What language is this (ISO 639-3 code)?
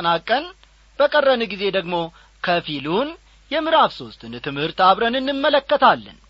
amh